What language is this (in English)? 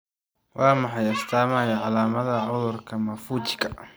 Somali